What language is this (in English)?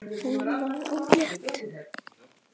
Icelandic